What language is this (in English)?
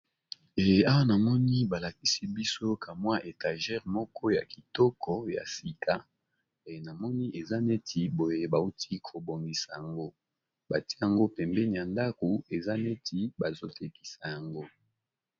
Lingala